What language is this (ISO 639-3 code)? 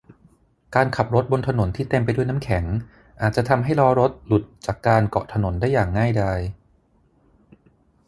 tha